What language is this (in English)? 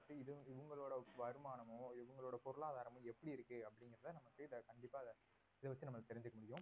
Tamil